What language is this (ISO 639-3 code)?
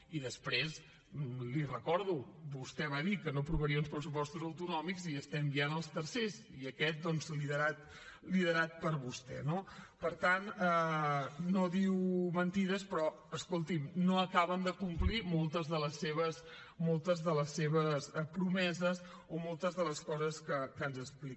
cat